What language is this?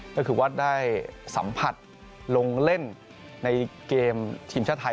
Thai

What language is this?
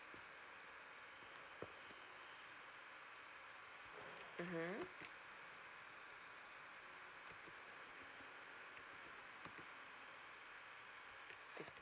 English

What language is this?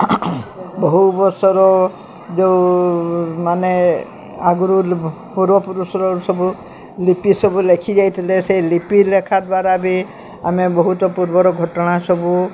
Odia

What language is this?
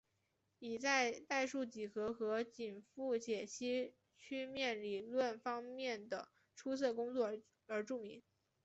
Chinese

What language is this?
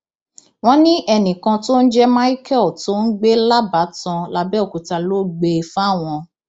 Yoruba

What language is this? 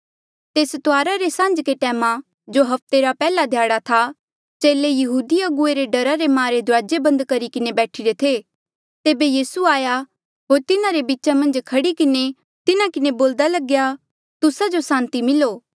Mandeali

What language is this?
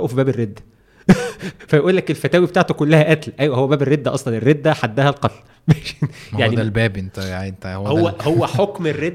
Arabic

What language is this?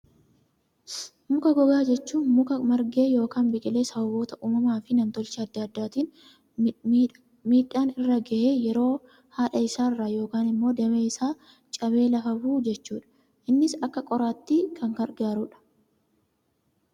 Oromo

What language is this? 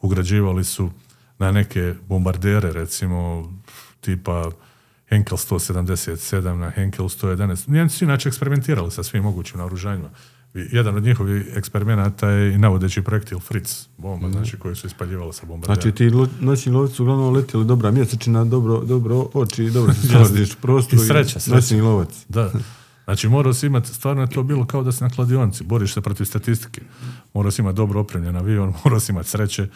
Croatian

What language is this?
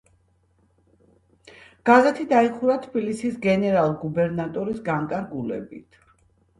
Georgian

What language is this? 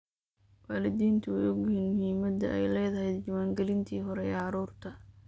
Somali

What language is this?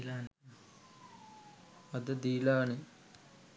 Sinhala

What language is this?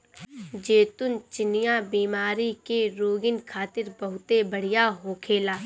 Bhojpuri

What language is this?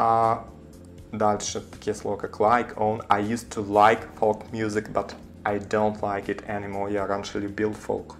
Russian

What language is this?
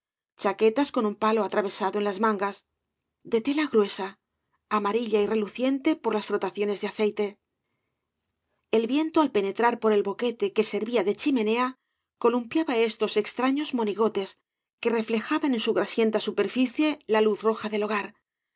Spanish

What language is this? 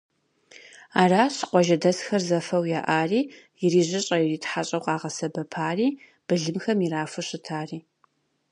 Kabardian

